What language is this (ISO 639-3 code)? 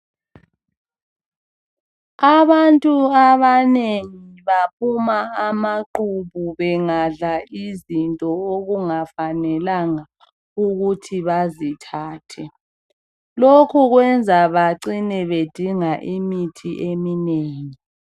nde